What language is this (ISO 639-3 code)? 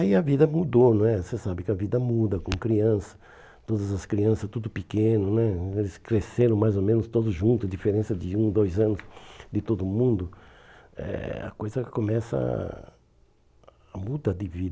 por